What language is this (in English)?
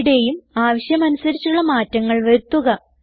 Malayalam